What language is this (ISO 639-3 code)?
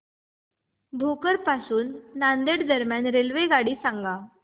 mar